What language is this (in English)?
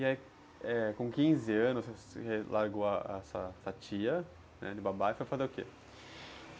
Portuguese